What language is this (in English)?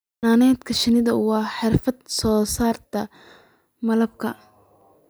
Somali